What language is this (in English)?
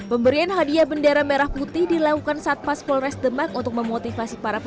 Indonesian